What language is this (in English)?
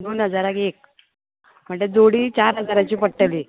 Konkani